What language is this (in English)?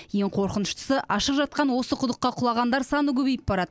Kazakh